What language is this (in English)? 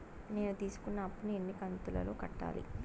Telugu